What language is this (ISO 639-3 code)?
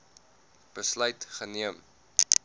afr